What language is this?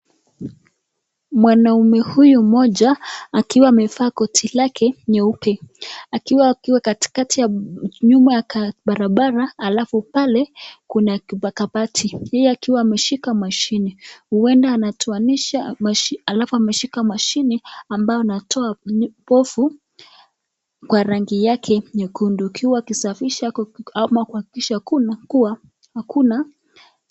Swahili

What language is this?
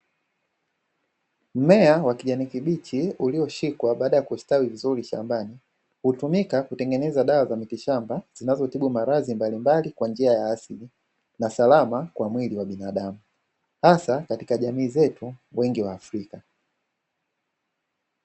Swahili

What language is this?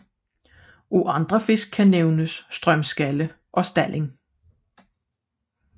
Danish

